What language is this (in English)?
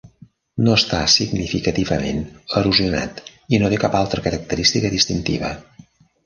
Catalan